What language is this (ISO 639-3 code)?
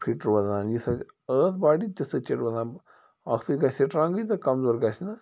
kas